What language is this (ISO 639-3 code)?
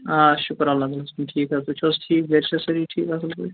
kas